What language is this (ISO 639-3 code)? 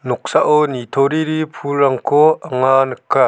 grt